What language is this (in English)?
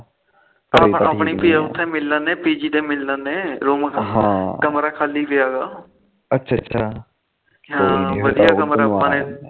Punjabi